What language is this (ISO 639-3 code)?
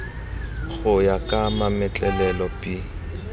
tsn